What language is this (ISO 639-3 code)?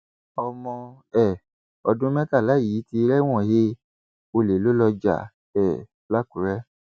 yor